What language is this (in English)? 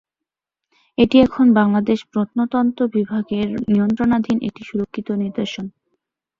Bangla